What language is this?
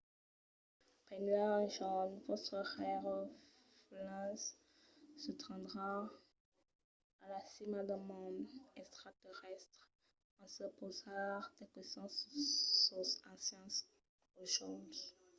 Occitan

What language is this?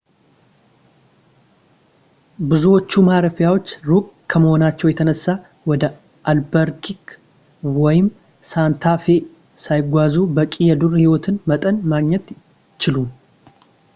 Amharic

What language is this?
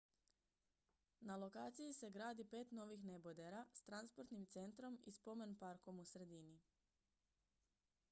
Croatian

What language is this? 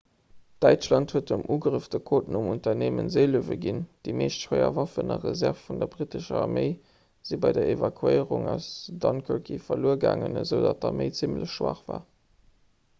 Luxembourgish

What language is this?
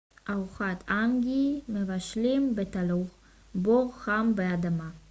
Hebrew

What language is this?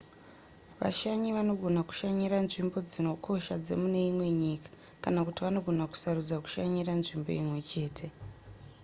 Shona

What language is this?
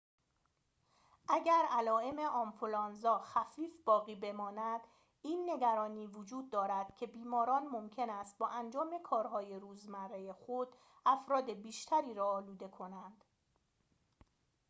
Persian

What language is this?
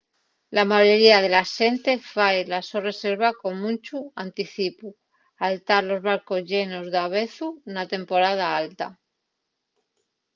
Asturian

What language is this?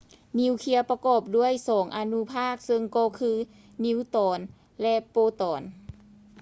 Lao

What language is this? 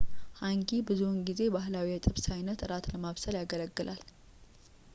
Amharic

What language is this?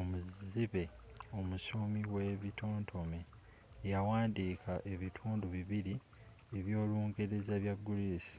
Ganda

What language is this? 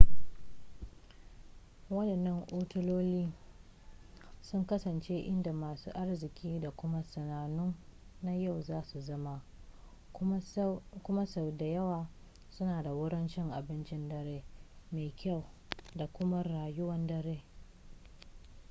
Hausa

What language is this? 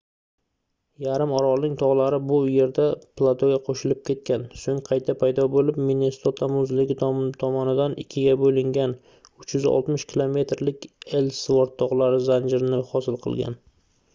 Uzbek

